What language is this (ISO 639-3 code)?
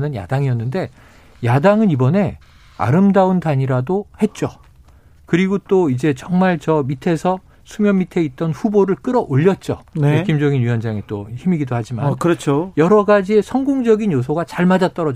kor